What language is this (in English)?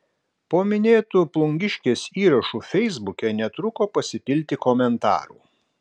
Lithuanian